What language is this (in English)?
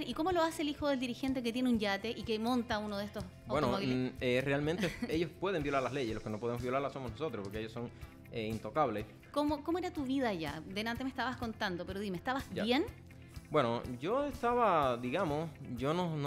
Spanish